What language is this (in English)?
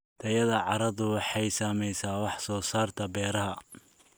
Somali